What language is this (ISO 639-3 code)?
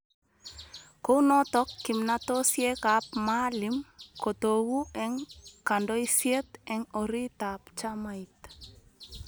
kln